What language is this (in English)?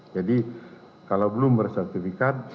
Indonesian